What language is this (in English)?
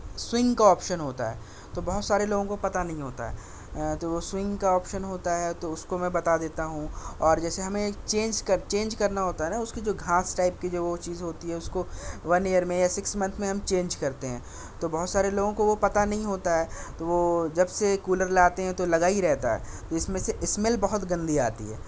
Urdu